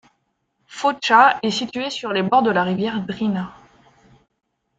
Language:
French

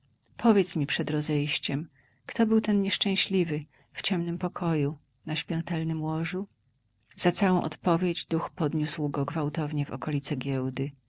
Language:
Polish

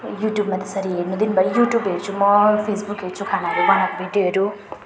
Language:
Nepali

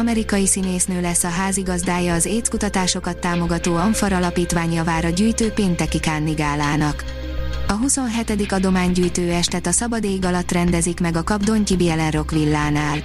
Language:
Hungarian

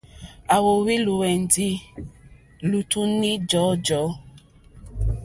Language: Mokpwe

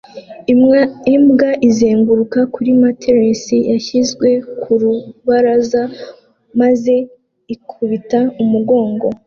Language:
Kinyarwanda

